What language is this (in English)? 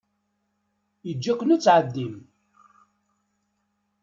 Kabyle